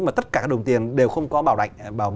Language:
Vietnamese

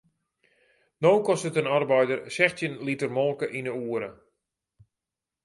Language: Western Frisian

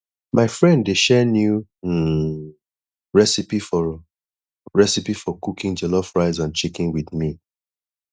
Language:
Nigerian Pidgin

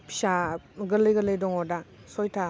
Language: Bodo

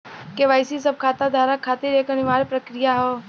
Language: Bhojpuri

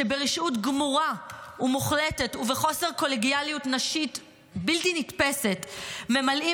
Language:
Hebrew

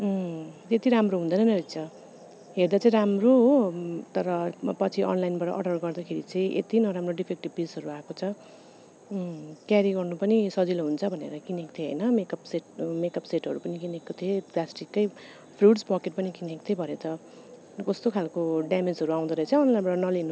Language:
Nepali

